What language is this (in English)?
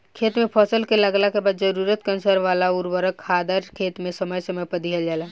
Bhojpuri